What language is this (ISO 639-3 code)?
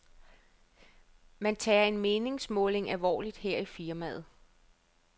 dan